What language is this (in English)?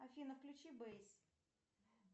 Russian